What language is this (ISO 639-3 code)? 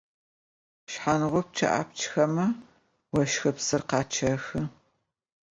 ady